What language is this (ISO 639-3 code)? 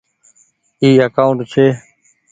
gig